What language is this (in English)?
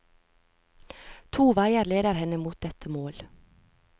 Norwegian